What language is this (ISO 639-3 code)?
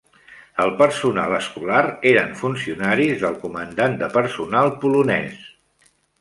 cat